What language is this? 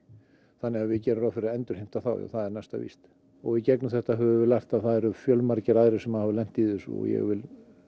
Icelandic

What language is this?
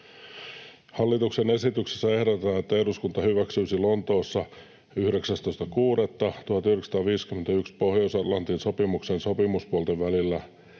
Finnish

